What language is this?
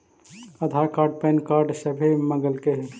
Magahi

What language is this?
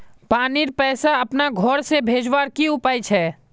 Magahi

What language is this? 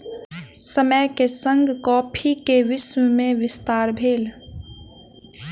Maithili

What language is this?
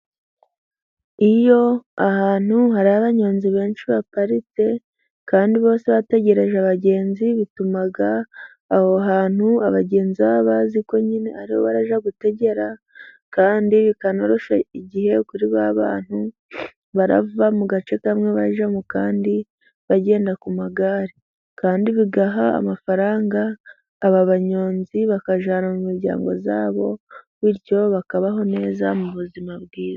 Kinyarwanda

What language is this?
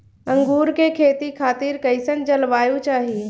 Bhojpuri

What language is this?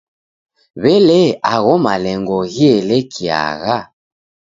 Taita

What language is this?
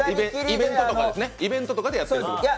Japanese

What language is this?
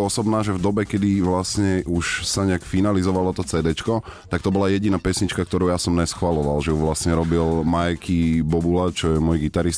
Slovak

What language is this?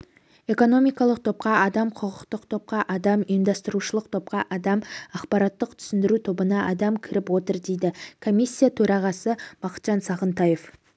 Kazakh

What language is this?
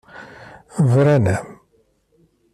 Kabyle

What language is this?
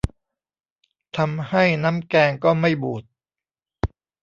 Thai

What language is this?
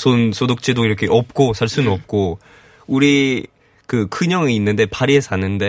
Korean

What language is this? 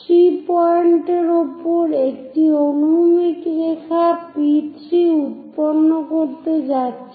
Bangla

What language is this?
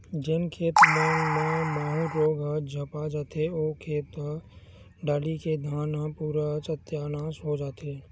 Chhattisgarhi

